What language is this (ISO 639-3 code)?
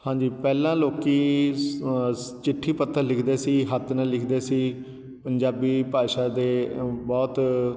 pan